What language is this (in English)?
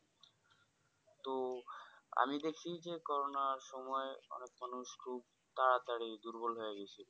Bangla